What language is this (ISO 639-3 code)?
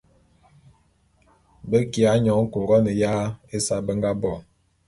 bum